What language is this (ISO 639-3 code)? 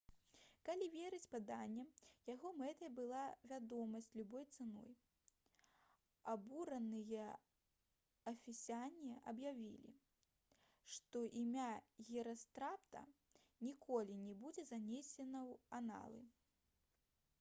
bel